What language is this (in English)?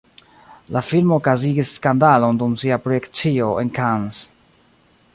Esperanto